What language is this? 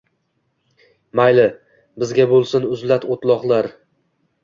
Uzbek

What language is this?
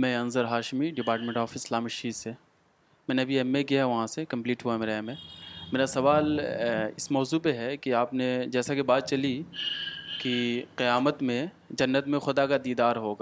Urdu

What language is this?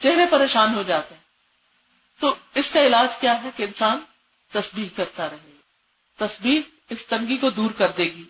Urdu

